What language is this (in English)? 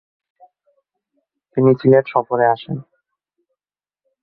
Bangla